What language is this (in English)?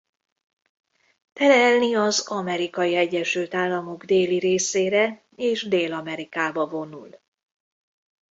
Hungarian